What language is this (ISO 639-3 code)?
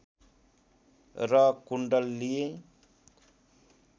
nep